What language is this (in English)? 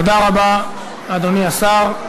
Hebrew